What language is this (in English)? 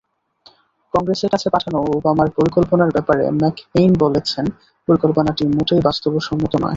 Bangla